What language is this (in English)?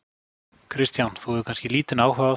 Icelandic